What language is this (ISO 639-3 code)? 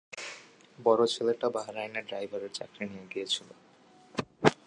ben